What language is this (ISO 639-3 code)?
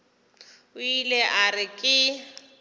nso